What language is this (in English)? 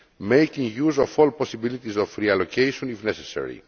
English